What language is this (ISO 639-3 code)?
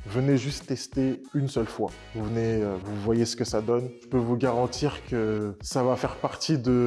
fra